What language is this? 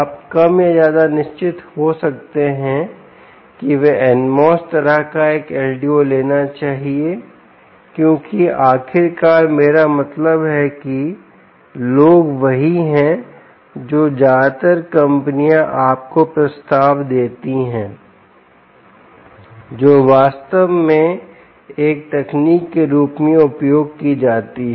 Hindi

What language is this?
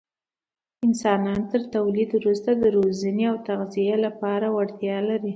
Pashto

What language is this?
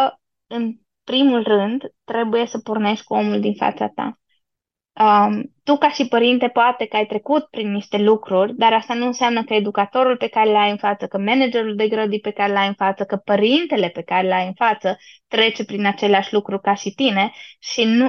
Romanian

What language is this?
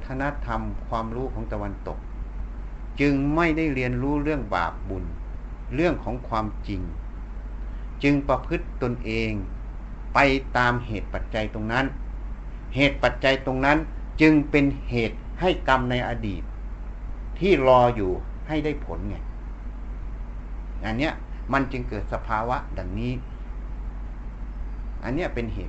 Thai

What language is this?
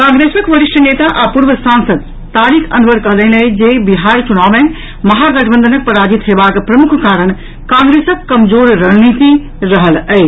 Maithili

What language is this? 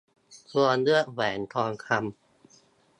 Thai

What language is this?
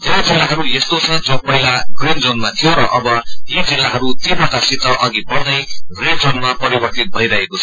Nepali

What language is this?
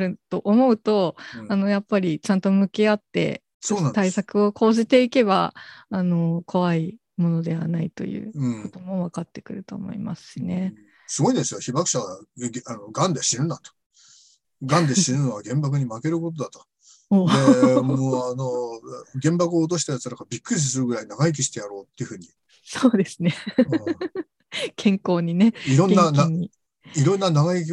Japanese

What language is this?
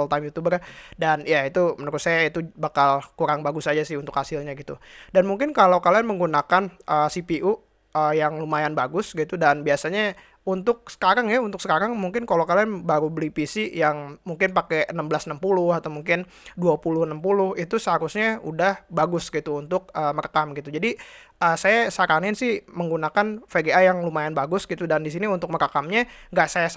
Indonesian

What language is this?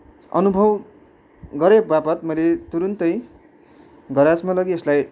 Nepali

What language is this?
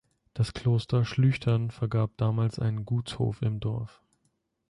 German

